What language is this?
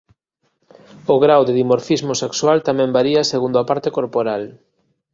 Galician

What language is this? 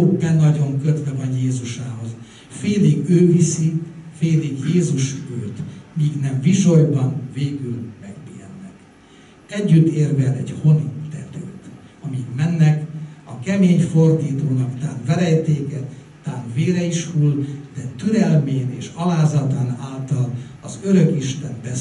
Hungarian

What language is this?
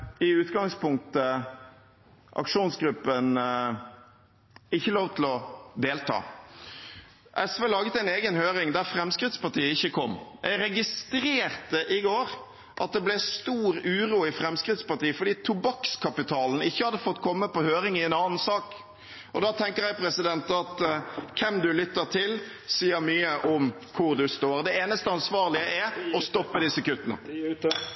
Norwegian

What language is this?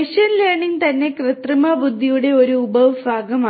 Malayalam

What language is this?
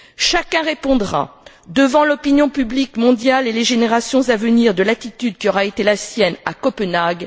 French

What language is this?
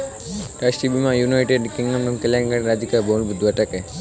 Hindi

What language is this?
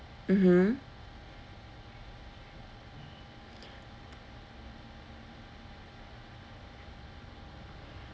English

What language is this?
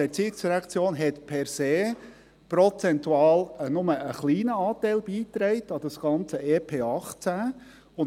Swiss German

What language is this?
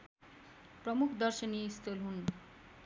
Nepali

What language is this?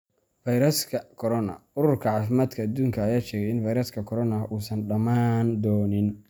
Somali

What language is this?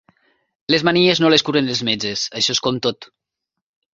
Catalan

